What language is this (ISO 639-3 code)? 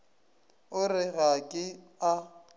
nso